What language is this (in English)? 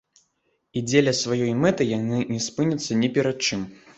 Belarusian